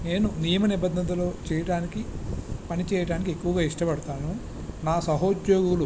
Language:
Telugu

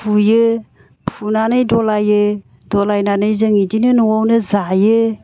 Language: Bodo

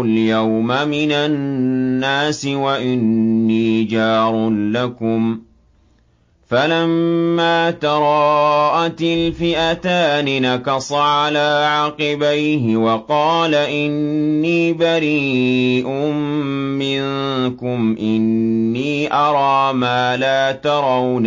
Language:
Arabic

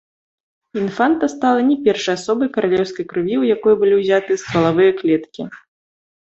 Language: Belarusian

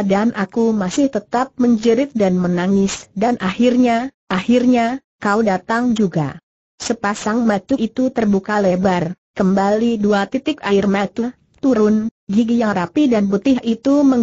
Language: Indonesian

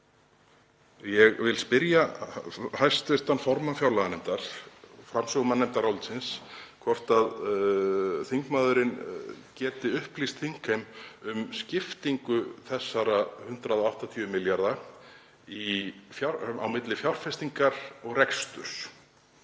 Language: Icelandic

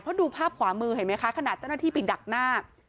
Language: Thai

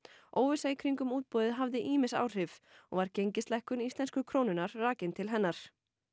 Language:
Icelandic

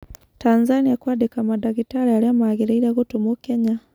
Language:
Kikuyu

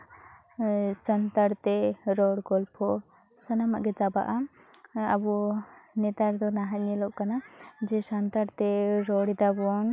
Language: Santali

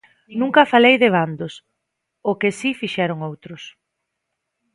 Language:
Galician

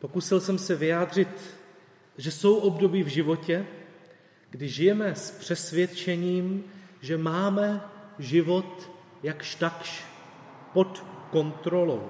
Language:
Czech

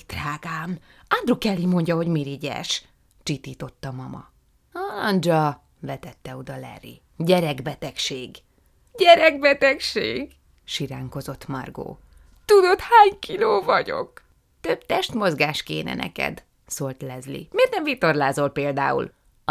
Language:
Hungarian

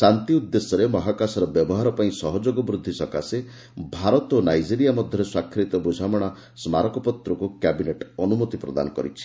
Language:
Odia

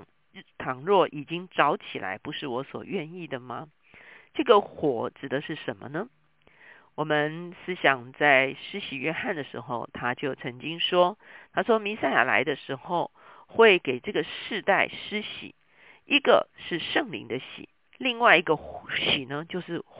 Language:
Chinese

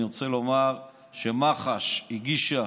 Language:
Hebrew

